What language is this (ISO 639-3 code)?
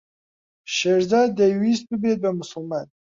ckb